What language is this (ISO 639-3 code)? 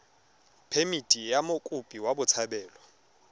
tsn